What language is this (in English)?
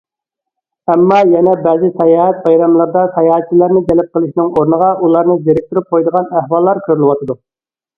Uyghur